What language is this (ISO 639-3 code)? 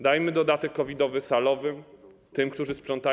pol